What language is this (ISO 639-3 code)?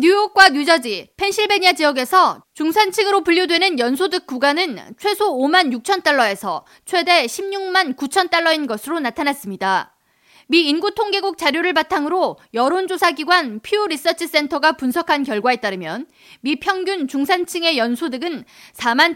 kor